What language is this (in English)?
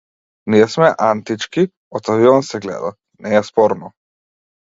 Macedonian